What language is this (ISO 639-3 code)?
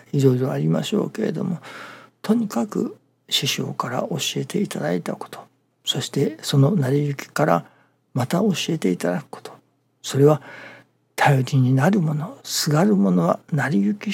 jpn